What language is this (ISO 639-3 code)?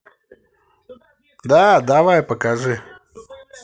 rus